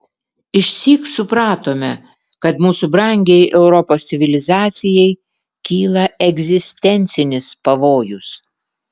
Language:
Lithuanian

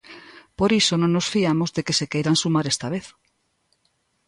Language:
Galician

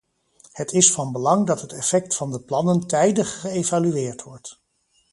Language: Dutch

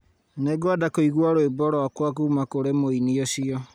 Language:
Kikuyu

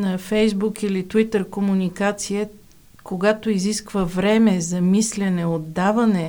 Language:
Bulgarian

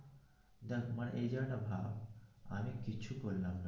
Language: Bangla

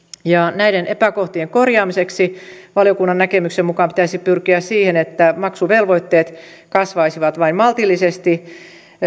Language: Finnish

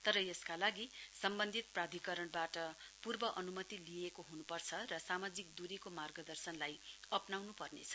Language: Nepali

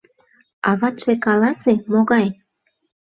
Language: Mari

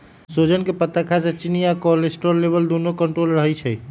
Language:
Magahi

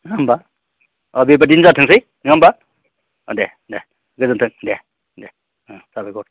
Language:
Bodo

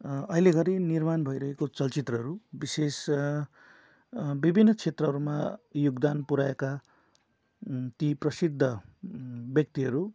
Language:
Nepali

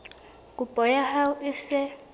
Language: Southern Sotho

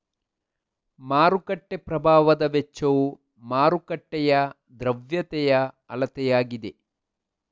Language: Kannada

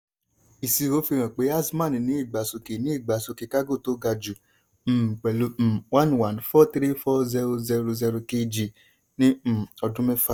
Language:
Yoruba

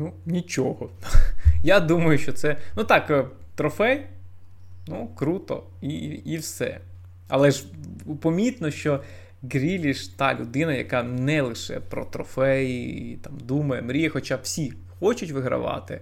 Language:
Ukrainian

